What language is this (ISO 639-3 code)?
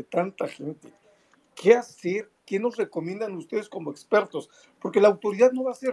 spa